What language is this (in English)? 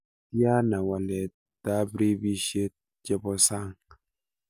Kalenjin